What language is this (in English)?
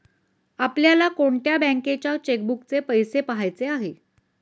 Marathi